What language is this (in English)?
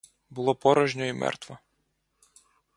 Ukrainian